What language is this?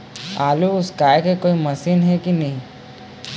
Chhattisgarhi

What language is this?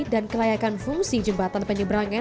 Indonesian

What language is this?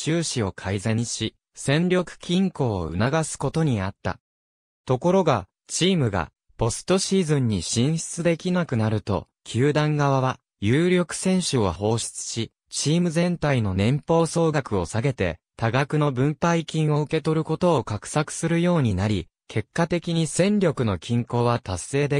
Japanese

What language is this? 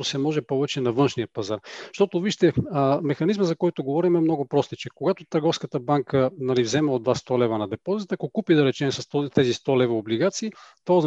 Bulgarian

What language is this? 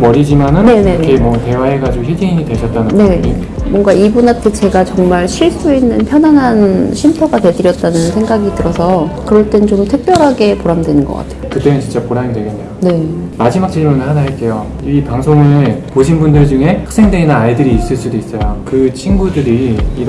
Korean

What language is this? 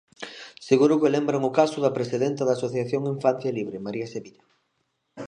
Galician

